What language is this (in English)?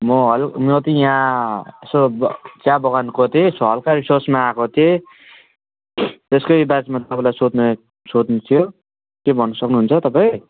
Nepali